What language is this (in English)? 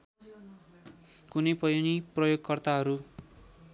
Nepali